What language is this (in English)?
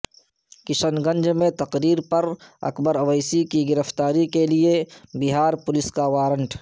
Urdu